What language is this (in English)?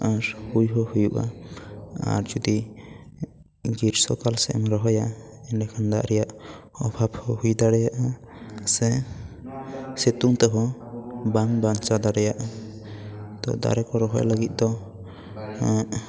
Santali